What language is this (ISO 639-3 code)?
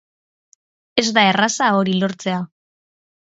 eus